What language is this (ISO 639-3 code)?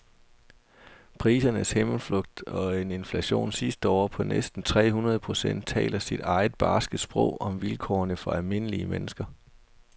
dan